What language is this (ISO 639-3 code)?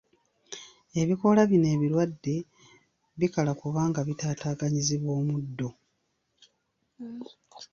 lug